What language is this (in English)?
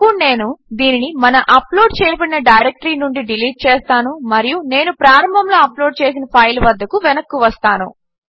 Telugu